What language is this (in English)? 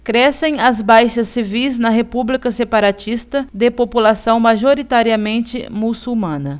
Portuguese